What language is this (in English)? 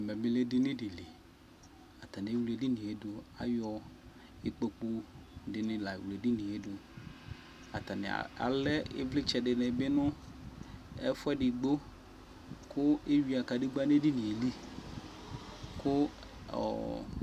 Ikposo